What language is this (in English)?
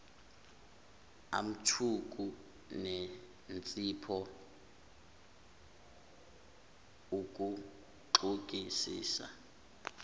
Zulu